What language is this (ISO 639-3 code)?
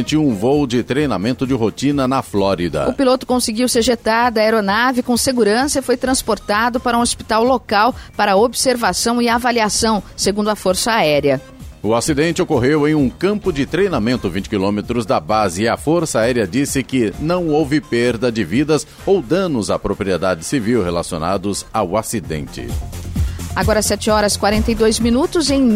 por